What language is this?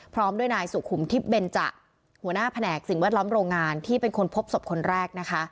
Thai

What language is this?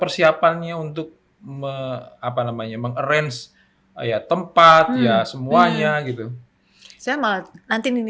Indonesian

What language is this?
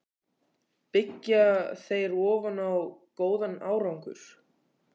Icelandic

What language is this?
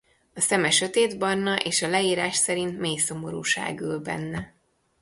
Hungarian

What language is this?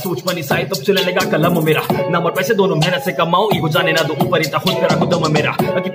French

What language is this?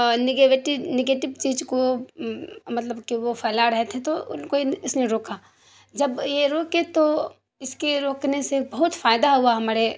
Urdu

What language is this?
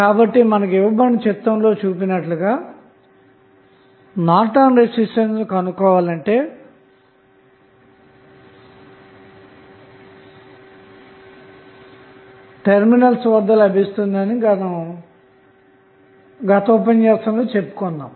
Telugu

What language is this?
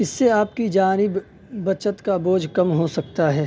Urdu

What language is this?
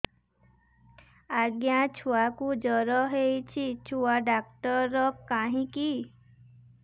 Odia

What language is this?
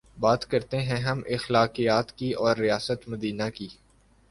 Urdu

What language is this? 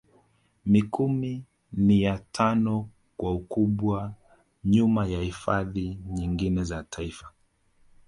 Swahili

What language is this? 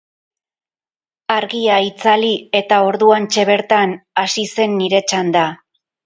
Basque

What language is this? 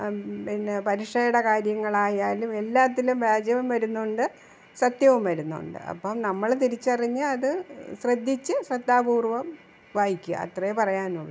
Malayalam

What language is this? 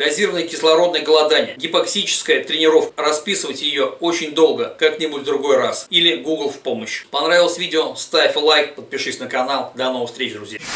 Russian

